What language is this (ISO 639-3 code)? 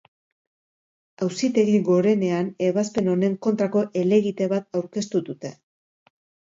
eus